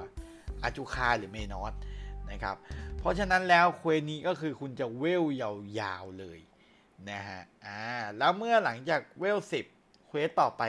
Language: Thai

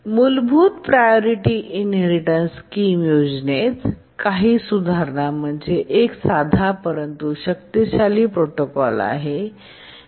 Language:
Marathi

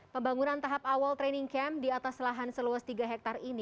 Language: Indonesian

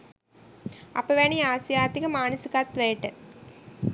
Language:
Sinhala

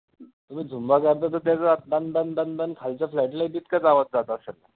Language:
Marathi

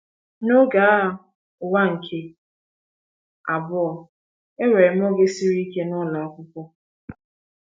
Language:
Igbo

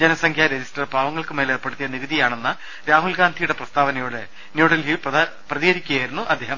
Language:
Malayalam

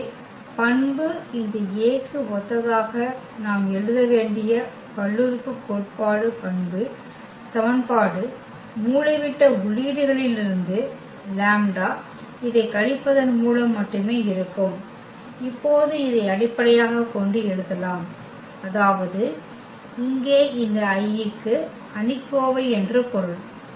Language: Tamil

